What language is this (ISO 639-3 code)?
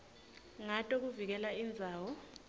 ssw